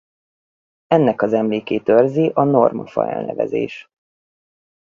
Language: Hungarian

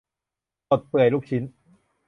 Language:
Thai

